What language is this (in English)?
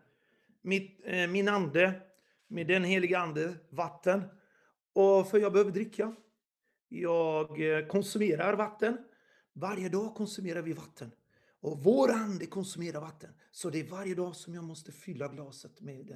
Swedish